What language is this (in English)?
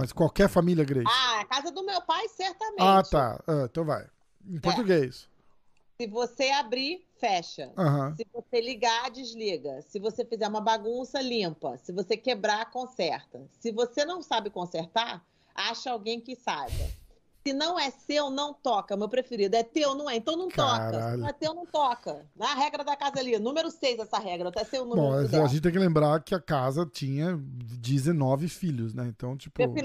Portuguese